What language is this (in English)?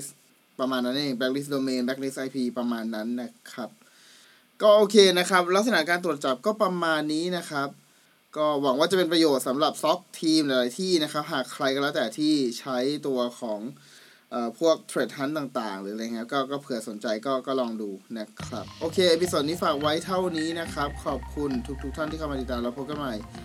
Thai